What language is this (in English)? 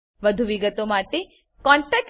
Gujarati